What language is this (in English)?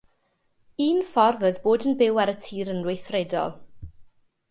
Welsh